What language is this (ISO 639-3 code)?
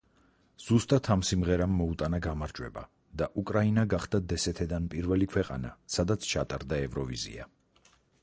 kat